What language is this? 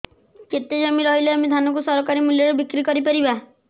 Odia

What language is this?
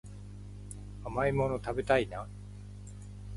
Japanese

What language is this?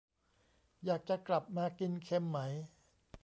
Thai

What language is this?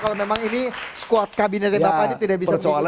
Indonesian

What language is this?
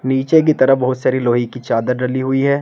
Hindi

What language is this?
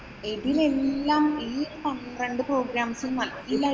Malayalam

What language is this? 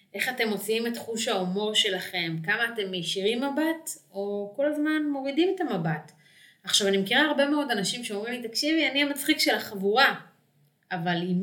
Hebrew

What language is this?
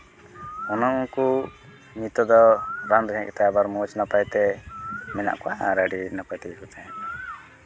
Santali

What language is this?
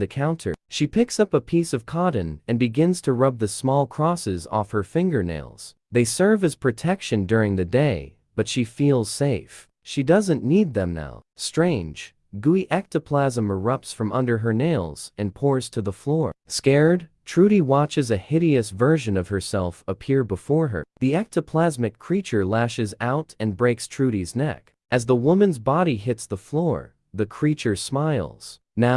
English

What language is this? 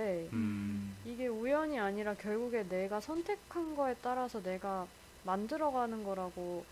Korean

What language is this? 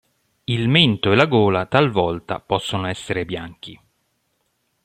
Italian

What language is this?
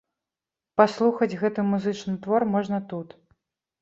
Belarusian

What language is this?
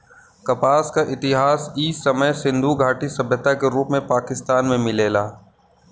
Bhojpuri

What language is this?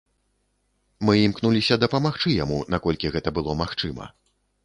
Belarusian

